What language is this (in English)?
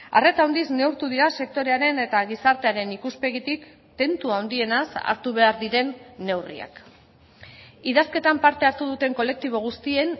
Basque